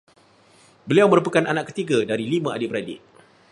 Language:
Malay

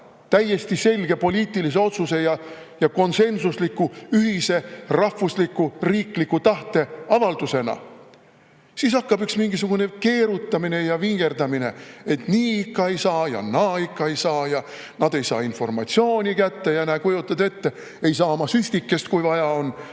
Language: Estonian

